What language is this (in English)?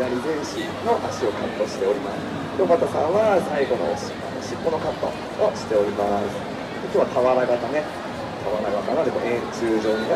Japanese